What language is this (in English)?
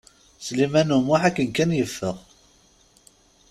Kabyle